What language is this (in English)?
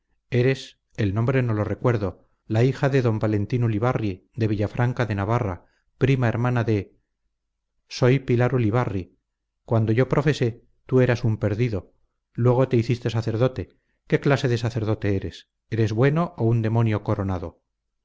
Spanish